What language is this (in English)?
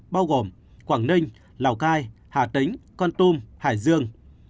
Vietnamese